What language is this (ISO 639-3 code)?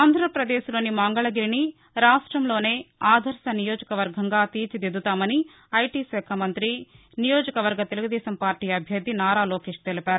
tel